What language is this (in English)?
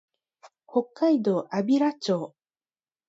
Japanese